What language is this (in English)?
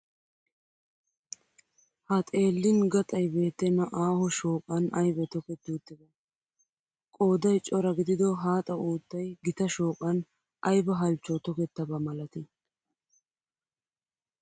Wolaytta